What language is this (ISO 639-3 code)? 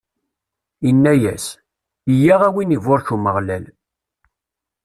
kab